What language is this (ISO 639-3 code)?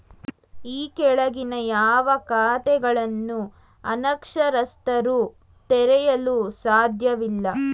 kan